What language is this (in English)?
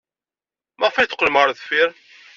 Kabyle